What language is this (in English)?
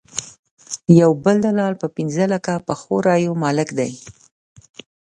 Pashto